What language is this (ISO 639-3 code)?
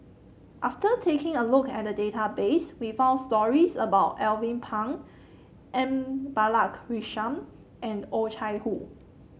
eng